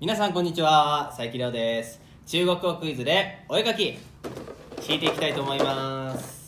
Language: Japanese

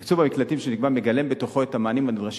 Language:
Hebrew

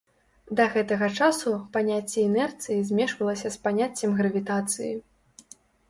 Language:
Belarusian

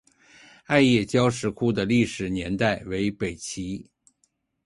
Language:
Chinese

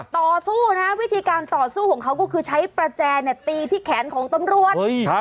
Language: Thai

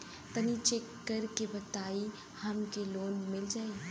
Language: Bhojpuri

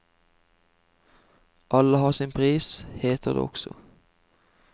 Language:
Norwegian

